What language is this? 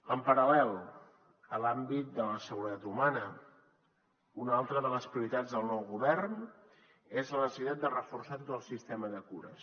Catalan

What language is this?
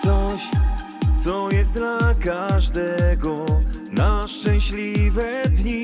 Polish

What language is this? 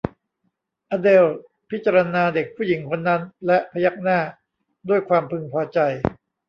Thai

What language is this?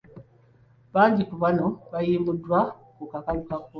Ganda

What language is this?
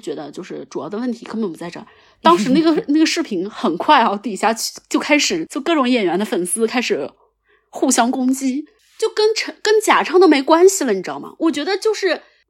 Chinese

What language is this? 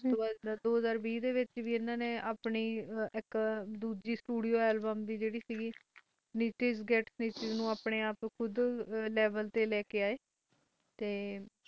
Punjabi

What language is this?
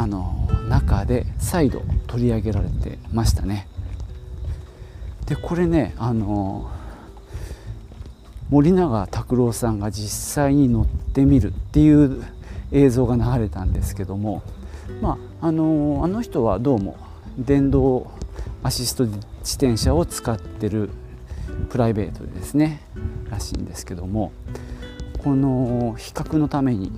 Japanese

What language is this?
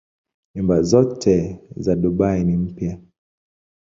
Swahili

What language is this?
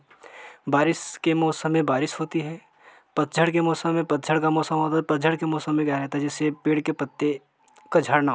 Hindi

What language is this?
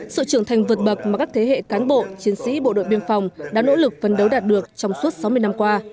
Vietnamese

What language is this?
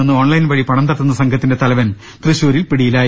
Malayalam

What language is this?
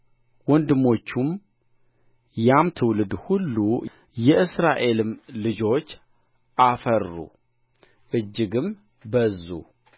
Amharic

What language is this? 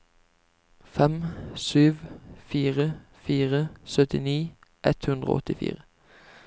Norwegian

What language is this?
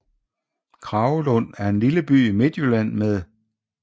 Danish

